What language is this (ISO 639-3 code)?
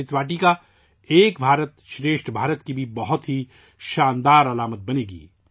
urd